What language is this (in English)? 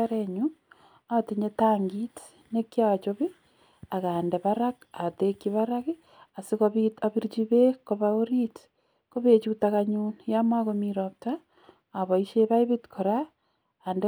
Kalenjin